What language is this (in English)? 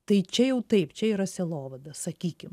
Lithuanian